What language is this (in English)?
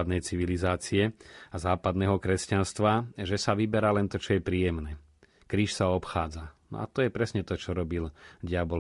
Slovak